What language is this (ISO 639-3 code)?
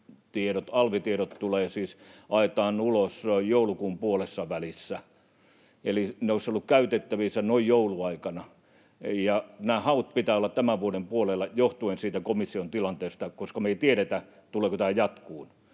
fin